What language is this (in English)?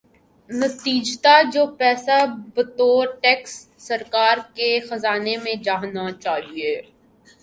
Urdu